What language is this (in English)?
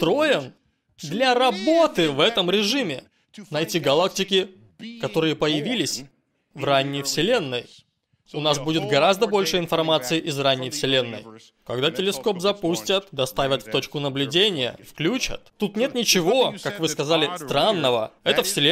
Russian